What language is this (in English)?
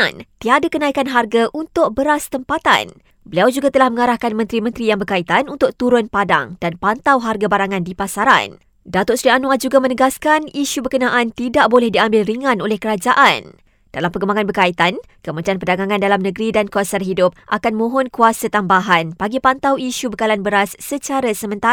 Malay